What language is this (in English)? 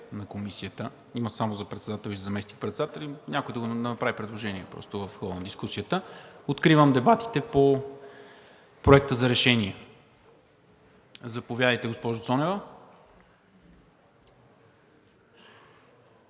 Bulgarian